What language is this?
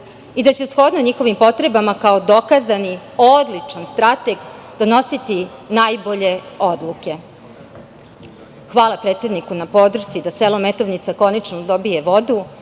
Serbian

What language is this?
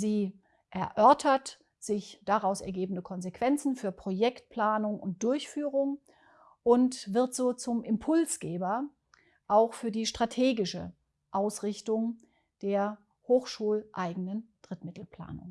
German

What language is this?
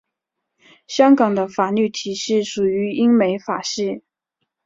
Chinese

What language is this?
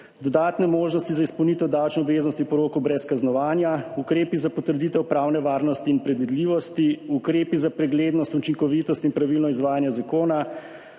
Slovenian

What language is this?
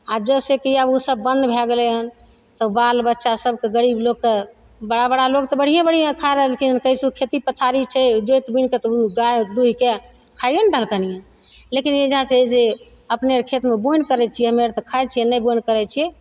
Maithili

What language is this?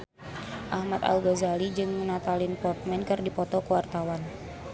Sundanese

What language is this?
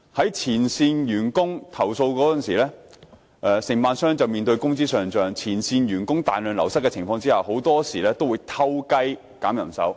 Cantonese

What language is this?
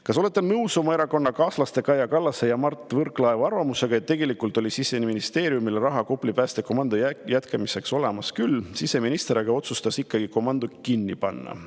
Estonian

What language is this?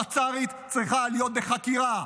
Hebrew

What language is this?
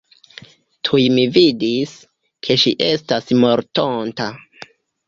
Esperanto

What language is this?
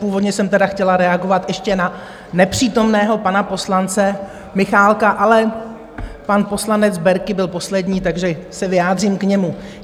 Czech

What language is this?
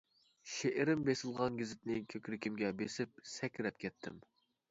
Uyghur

